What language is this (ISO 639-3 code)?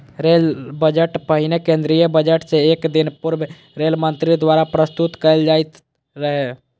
mai